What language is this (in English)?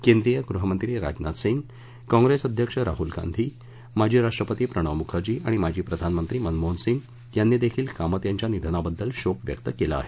Marathi